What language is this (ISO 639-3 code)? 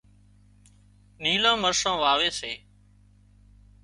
kxp